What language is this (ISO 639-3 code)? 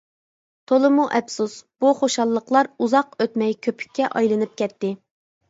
uig